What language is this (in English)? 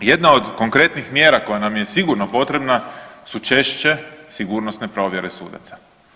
Croatian